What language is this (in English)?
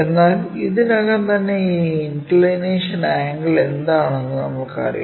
Malayalam